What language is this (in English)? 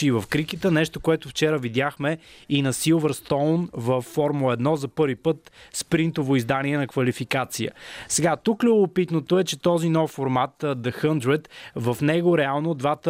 Bulgarian